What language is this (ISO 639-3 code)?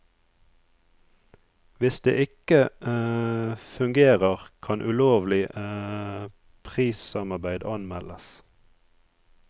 nor